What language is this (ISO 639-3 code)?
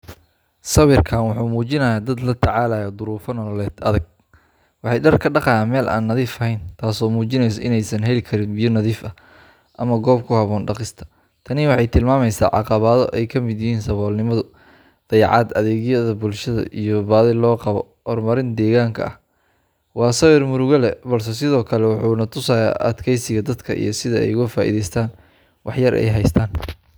som